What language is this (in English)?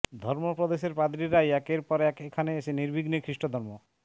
Bangla